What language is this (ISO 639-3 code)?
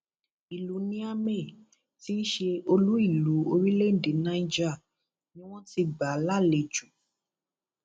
yor